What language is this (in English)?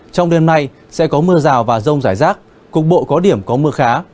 Vietnamese